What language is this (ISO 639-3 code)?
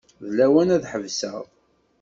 kab